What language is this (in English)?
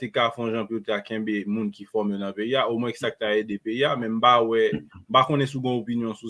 French